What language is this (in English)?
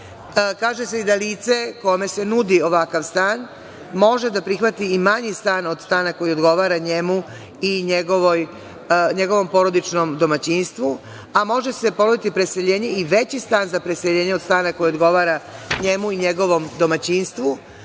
Serbian